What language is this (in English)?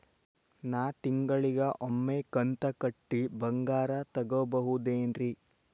Kannada